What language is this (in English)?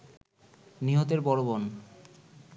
Bangla